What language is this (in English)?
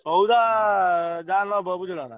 Odia